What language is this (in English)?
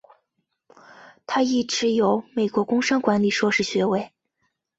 Chinese